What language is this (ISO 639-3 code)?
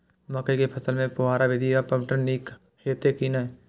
mai